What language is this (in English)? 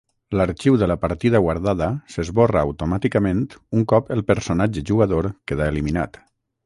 Catalan